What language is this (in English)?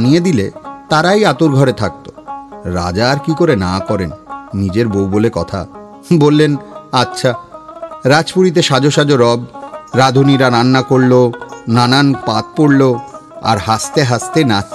Bangla